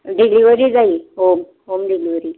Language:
Konkani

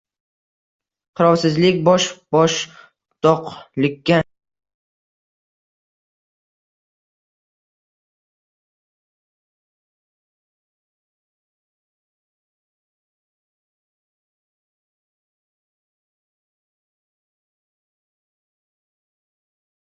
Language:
Uzbek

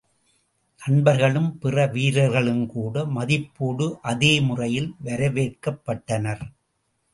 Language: Tamil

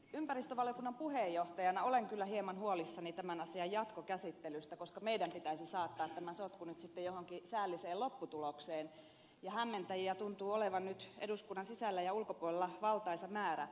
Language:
Finnish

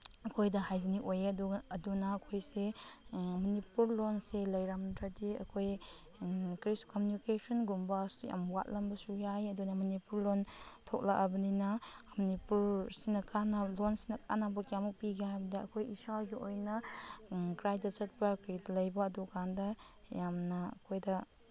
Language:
Manipuri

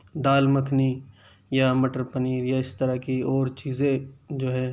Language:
Urdu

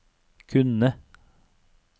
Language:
Norwegian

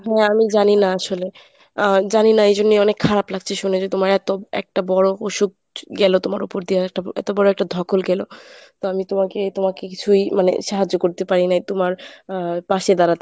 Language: Bangla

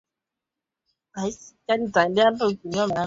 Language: Swahili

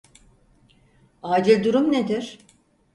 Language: Turkish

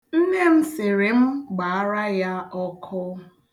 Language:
Igbo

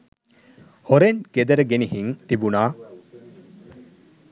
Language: Sinhala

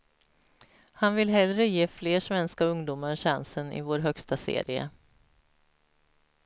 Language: Swedish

